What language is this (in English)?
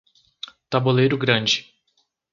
Portuguese